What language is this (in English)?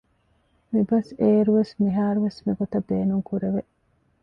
Divehi